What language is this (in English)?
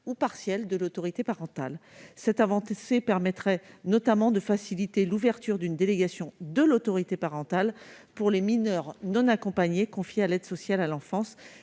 French